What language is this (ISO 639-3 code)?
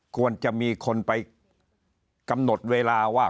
tha